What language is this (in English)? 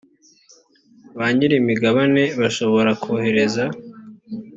Kinyarwanda